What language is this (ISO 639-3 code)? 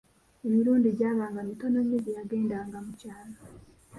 lug